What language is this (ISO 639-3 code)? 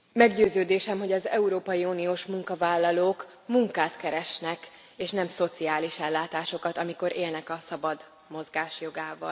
hun